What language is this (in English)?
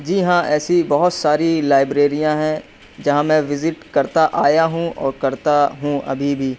Urdu